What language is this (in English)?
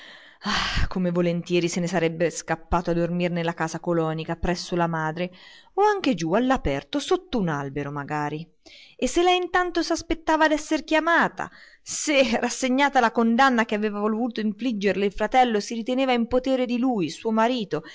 Italian